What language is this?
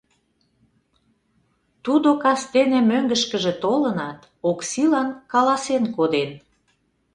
Mari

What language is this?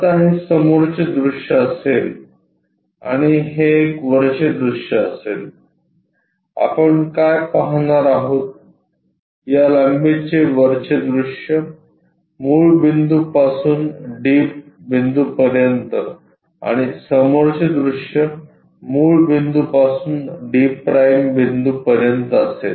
Marathi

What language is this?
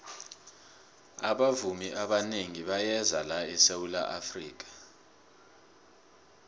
South Ndebele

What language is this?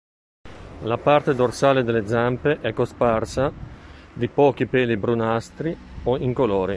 Italian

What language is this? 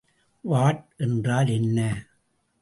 Tamil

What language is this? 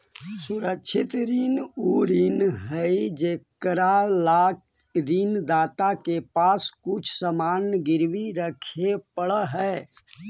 Magahi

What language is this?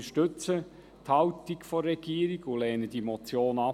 Swiss German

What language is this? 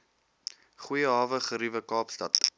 Afrikaans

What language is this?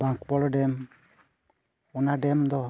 Santali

